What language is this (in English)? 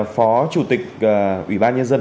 Vietnamese